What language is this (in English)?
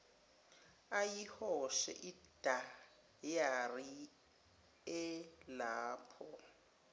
Zulu